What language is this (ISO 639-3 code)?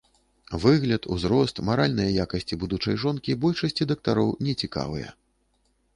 bel